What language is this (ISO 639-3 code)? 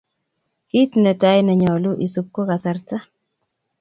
kln